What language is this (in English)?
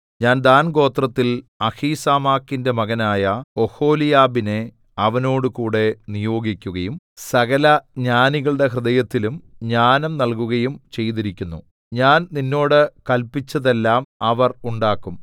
Malayalam